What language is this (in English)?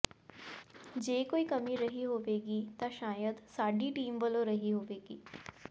Punjabi